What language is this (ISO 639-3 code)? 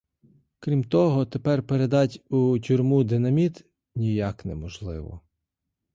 ukr